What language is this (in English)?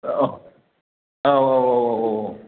Bodo